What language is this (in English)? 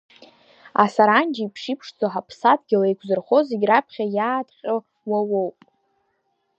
Abkhazian